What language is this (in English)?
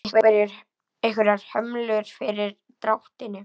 Icelandic